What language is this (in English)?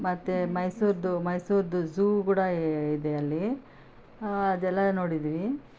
Kannada